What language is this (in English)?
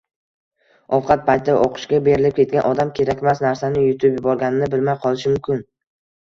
Uzbek